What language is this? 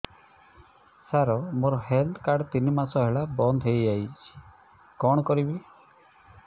Odia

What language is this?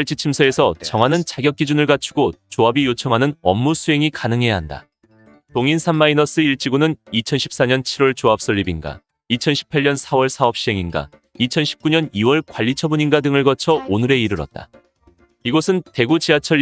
Korean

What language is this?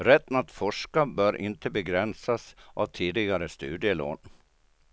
Swedish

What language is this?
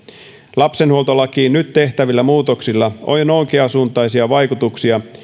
Finnish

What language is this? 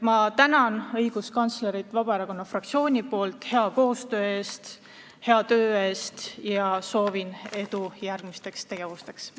Estonian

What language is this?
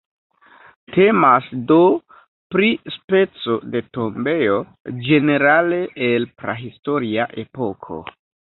Esperanto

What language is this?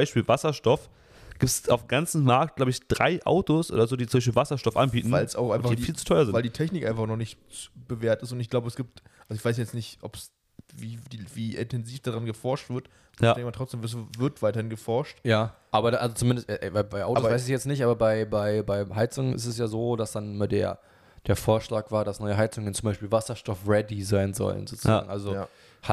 German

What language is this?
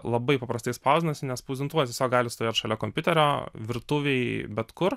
Lithuanian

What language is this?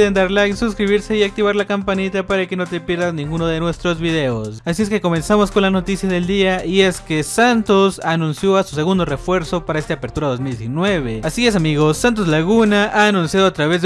Spanish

